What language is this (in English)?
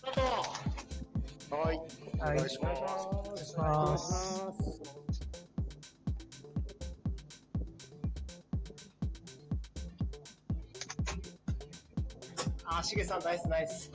Japanese